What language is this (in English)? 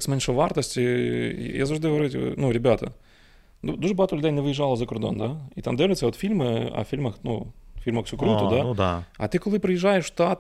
Ukrainian